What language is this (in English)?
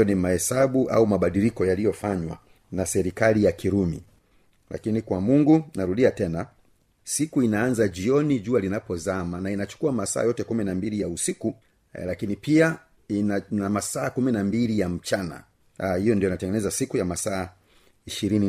Swahili